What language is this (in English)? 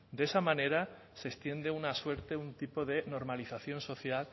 Spanish